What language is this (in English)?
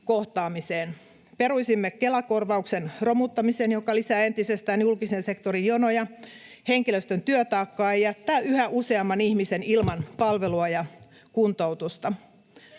Finnish